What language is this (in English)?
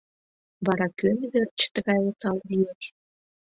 Mari